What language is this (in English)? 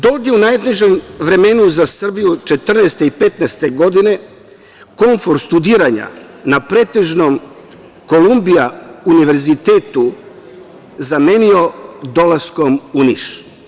Serbian